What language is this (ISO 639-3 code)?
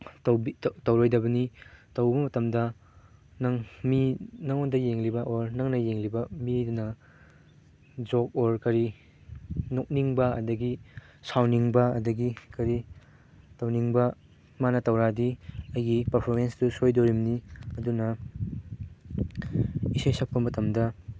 mni